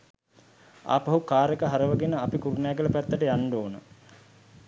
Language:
Sinhala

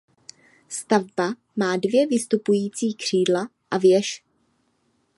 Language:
Czech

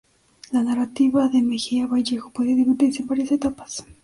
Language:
Spanish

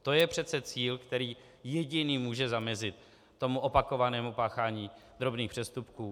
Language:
Czech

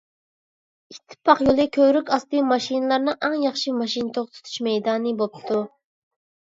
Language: Uyghur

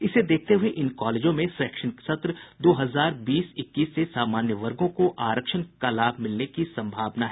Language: Hindi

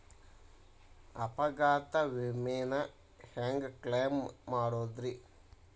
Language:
Kannada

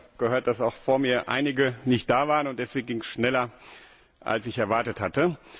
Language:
German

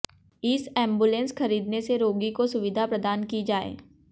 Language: Hindi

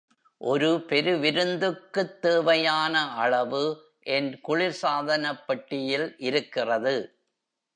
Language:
Tamil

